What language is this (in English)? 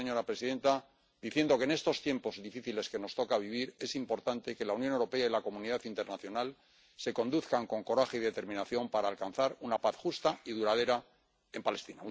Spanish